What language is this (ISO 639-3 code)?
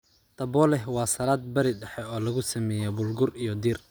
som